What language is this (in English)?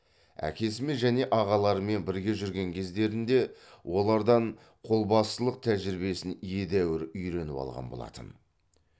Kazakh